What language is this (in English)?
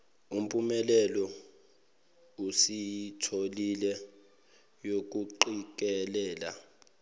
Zulu